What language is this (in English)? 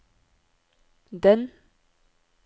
Norwegian